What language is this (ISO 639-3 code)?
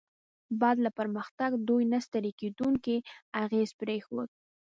pus